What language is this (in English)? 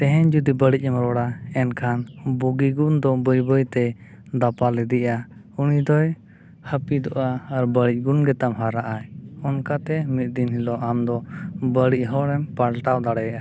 Santali